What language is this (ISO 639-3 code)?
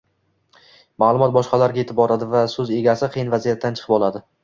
uzb